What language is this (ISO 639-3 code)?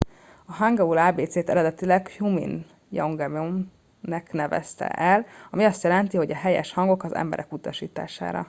hun